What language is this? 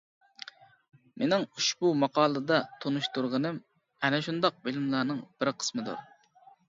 Uyghur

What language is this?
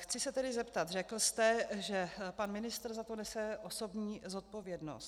Czech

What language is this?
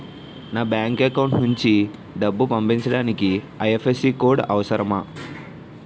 Telugu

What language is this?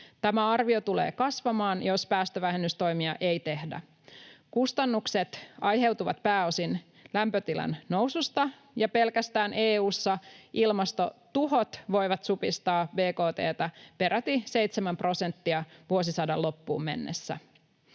Finnish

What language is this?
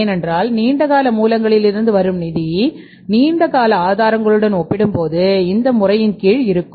Tamil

